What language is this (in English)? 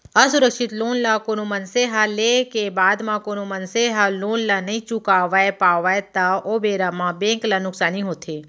Chhattisgarhi